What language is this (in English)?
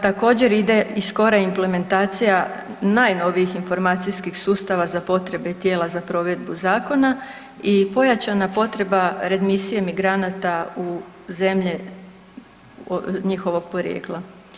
Croatian